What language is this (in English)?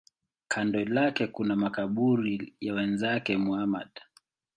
Swahili